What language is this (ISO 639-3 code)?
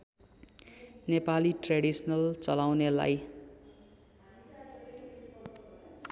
nep